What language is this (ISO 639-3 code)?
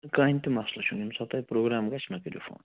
kas